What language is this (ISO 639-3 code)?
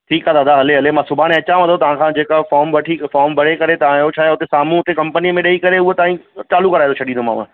snd